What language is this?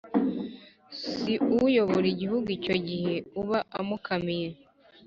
Kinyarwanda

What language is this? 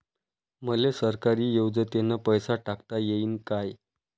Marathi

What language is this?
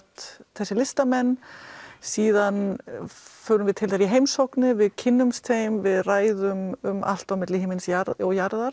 Icelandic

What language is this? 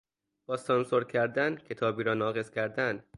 Persian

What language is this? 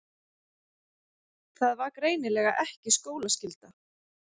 Icelandic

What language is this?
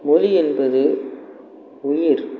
Tamil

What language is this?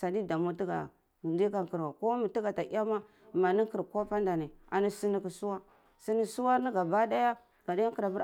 Cibak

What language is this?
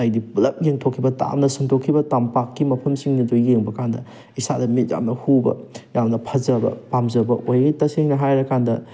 Manipuri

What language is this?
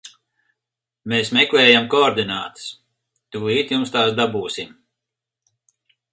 Latvian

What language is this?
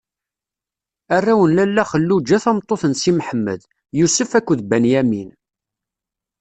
Kabyle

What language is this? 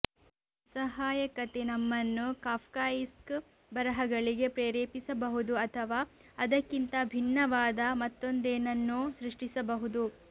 Kannada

